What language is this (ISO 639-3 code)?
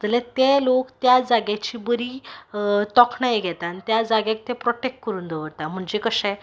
kok